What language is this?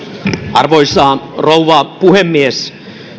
Finnish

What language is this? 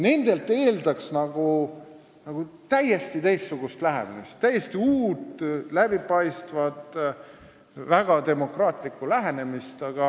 Estonian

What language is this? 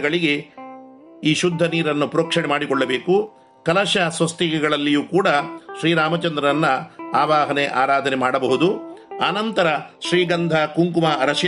Kannada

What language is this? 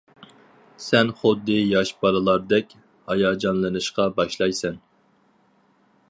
Uyghur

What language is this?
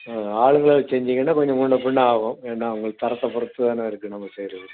Tamil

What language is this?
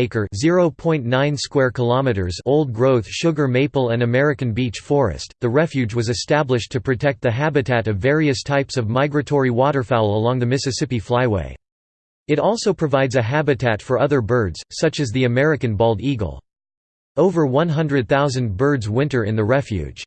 English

